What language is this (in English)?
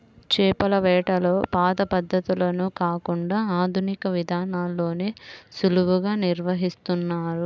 Telugu